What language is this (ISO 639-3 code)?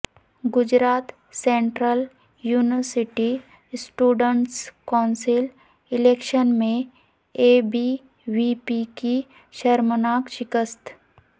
urd